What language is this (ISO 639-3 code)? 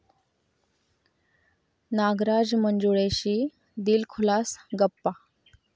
mar